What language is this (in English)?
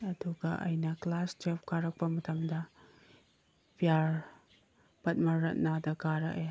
Manipuri